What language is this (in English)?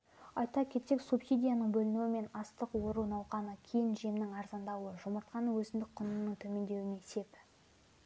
Kazakh